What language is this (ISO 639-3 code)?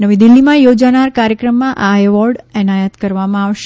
guj